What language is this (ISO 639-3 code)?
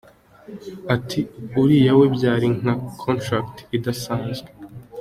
kin